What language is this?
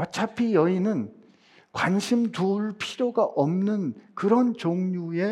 Korean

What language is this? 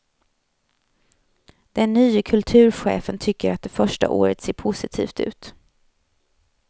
Swedish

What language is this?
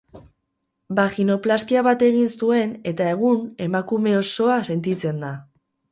Basque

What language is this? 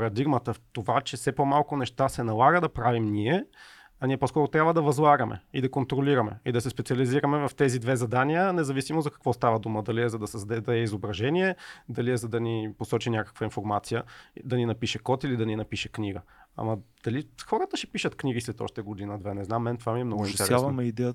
Bulgarian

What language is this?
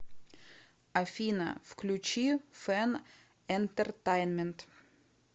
Russian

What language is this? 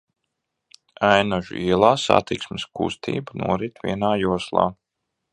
Latvian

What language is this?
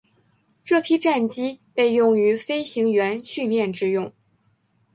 Chinese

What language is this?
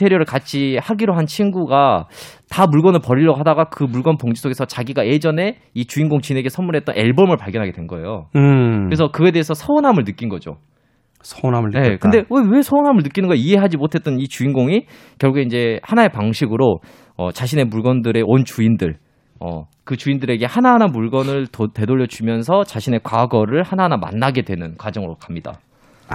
Korean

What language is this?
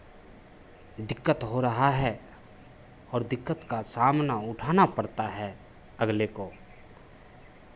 Hindi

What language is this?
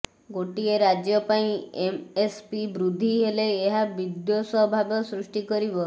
Odia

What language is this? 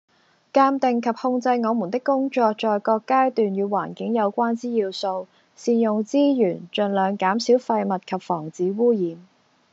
Cantonese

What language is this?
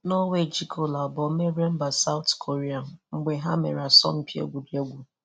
Igbo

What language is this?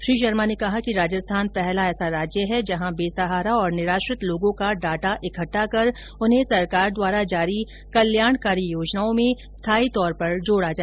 Hindi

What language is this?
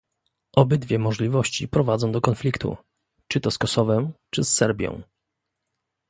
Polish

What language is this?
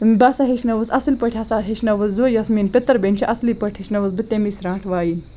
Kashmiri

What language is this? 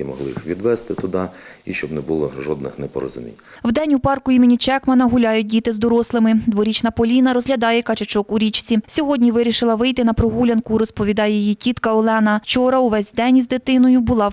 Ukrainian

